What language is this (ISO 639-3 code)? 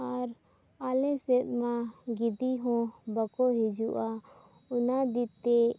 sat